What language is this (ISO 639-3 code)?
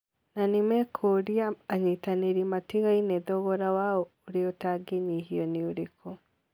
kik